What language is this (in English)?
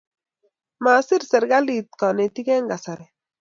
Kalenjin